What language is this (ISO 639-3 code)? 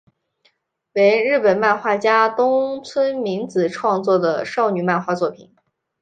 zho